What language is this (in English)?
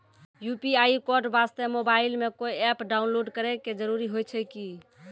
Maithili